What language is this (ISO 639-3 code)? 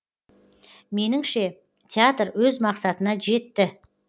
kaz